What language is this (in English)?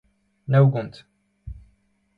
Breton